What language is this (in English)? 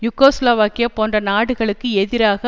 Tamil